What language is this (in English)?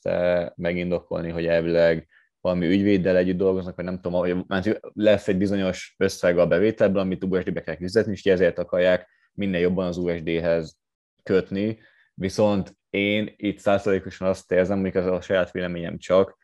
Hungarian